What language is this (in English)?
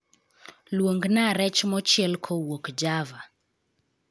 Luo (Kenya and Tanzania)